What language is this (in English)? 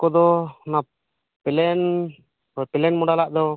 Santali